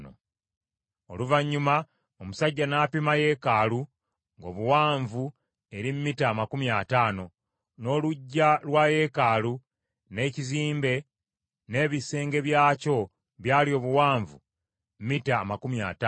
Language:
Ganda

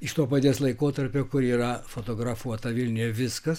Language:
Lithuanian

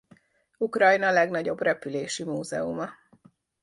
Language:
Hungarian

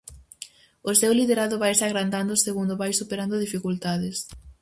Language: Galician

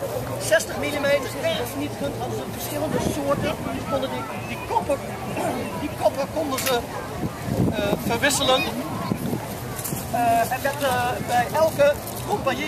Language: Dutch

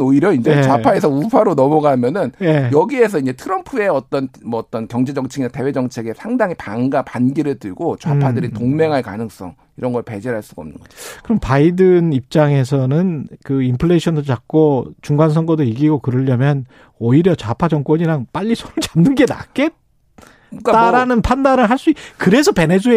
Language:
Korean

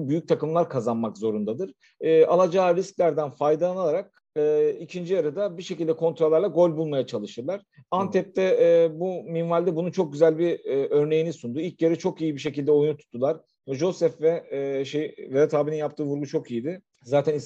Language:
Turkish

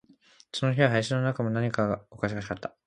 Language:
Japanese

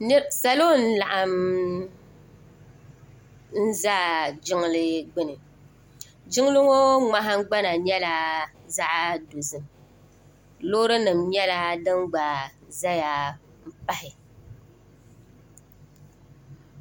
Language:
Dagbani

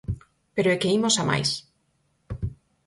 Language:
Galician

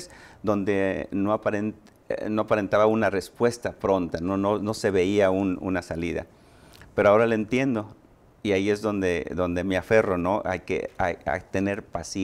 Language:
Spanish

